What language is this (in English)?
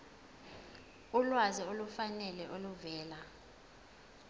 Zulu